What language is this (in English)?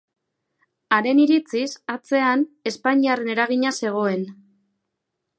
Basque